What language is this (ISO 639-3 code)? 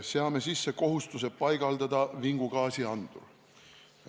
est